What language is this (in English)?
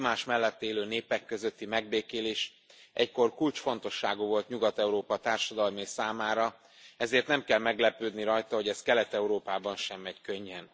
Hungarian